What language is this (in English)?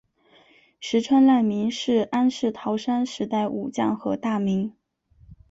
Chinese